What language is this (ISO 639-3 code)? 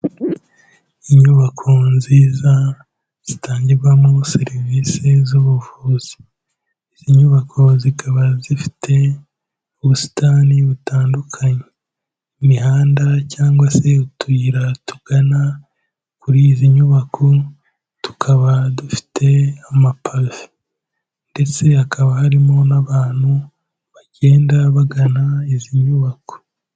kin